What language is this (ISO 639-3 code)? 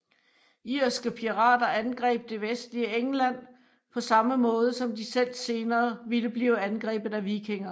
dan